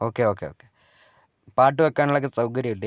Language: Malayalam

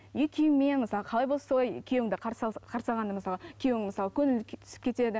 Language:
Kazakh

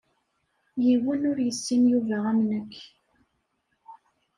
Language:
Kabyle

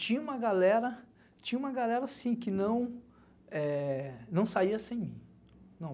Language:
Portuguese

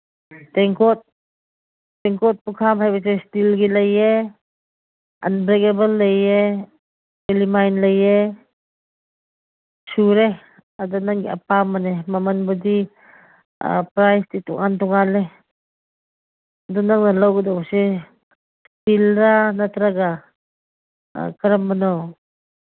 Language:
Manipuri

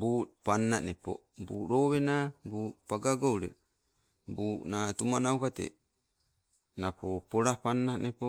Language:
Sibe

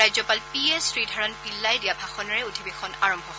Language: Assamese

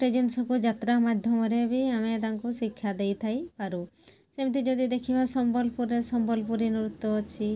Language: Odia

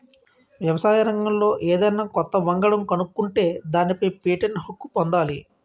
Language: Telugu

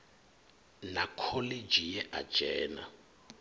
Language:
Venda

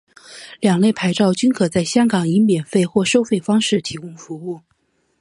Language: Chinese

